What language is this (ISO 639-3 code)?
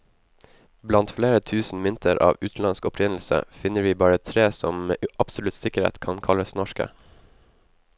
nor